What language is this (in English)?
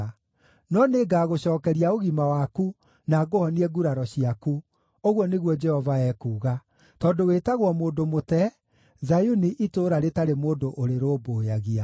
Kikuyu